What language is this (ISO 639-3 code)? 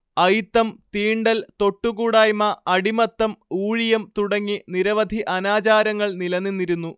mal